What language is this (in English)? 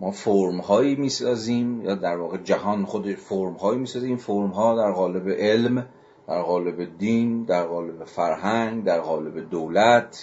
Persian